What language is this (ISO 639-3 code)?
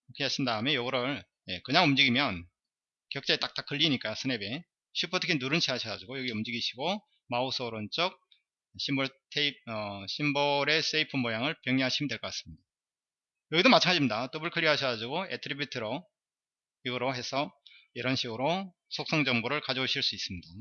kor